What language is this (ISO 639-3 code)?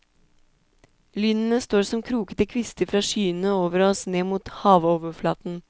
nor